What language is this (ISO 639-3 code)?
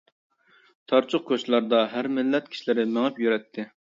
uig